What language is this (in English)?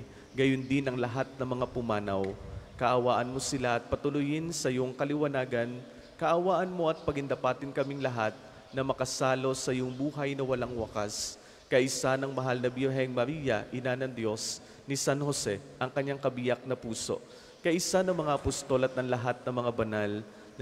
Filipino